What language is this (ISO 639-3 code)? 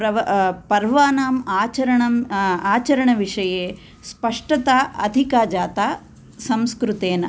san